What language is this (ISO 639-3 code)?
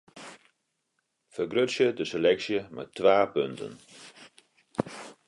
fry